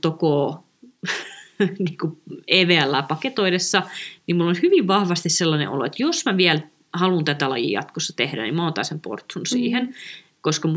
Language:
Finnish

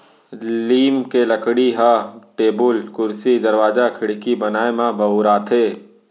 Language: Chhattisgarhi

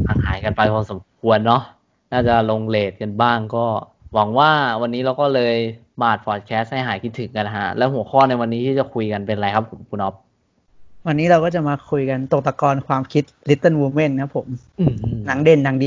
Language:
Thai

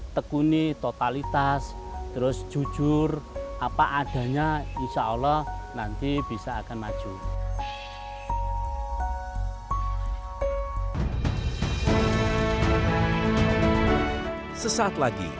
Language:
Indonesian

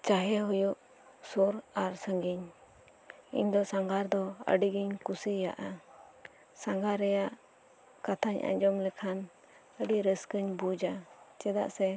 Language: Santali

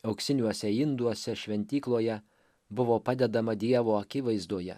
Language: Lithuanian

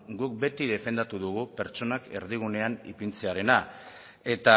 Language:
Basque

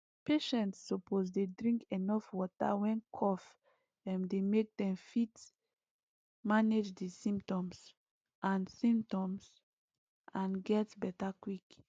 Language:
Nigerian Pidgin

